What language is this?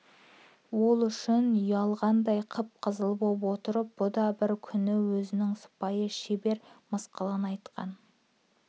Kazakh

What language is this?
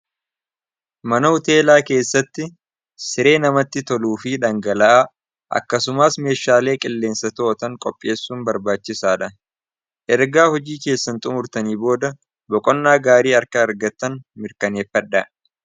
Oromo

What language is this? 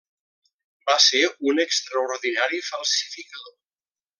Catalan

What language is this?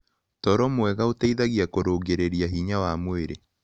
Kikuyu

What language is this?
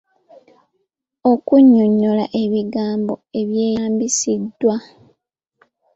Ganda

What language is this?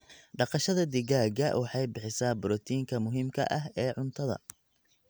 Somali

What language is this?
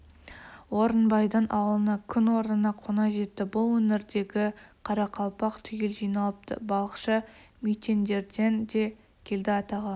Kazakh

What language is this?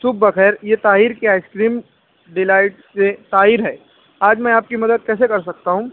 Urdu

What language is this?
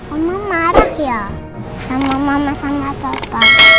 Indonesian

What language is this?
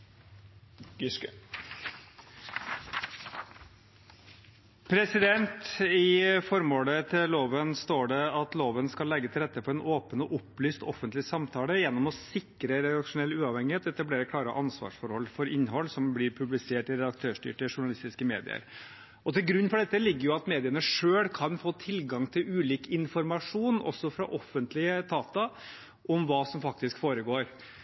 Norwegian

